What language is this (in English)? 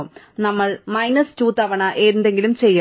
Malayalam